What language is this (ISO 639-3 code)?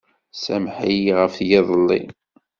kab